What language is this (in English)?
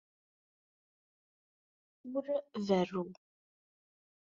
Kabyle